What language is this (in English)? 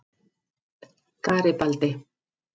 Icelandic